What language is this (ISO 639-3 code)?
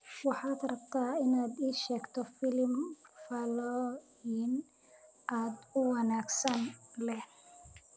som